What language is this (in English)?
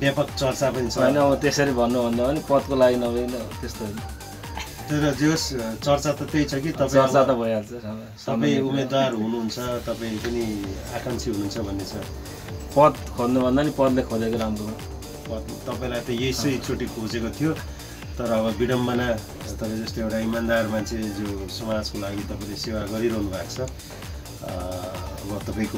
Indonesian